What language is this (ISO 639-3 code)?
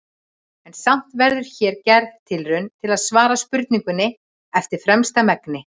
isl